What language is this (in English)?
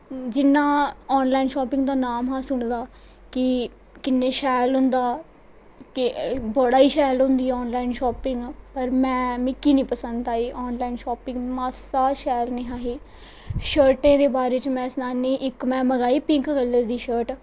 Dogri